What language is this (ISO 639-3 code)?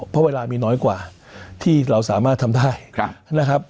tha